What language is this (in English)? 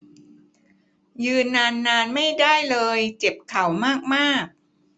Thai